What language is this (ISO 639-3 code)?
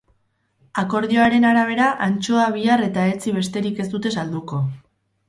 eus